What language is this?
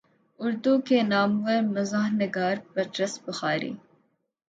Urdu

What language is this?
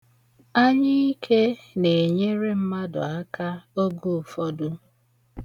Igbo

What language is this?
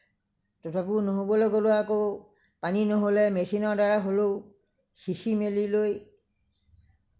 Assamese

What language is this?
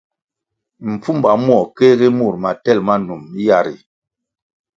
Kwasio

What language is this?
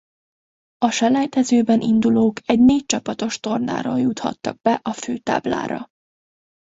Hungarian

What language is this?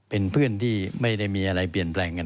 Thai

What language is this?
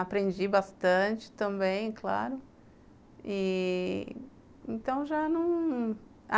Portuguese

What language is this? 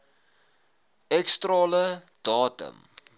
Afrikaans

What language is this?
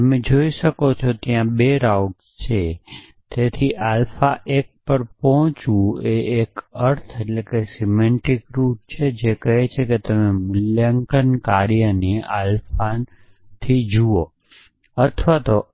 Gujarati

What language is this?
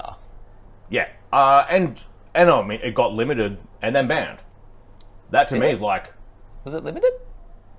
English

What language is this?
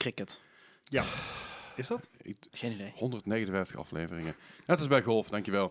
Dutch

